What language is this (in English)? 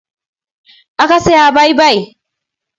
Kalenjin